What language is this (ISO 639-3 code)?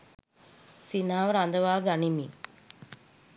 sin